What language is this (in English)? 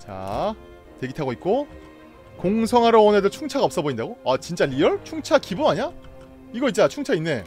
Korean